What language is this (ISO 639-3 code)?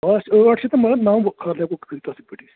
kas